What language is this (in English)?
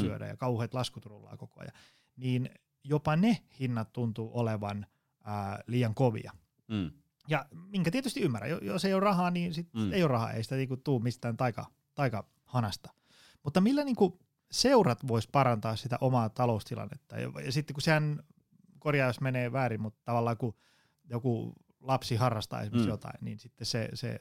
Finnish